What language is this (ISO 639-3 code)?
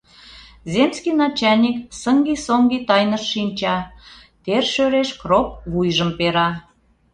chm